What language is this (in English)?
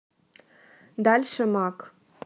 Russian